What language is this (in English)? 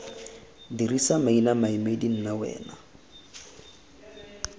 Tswana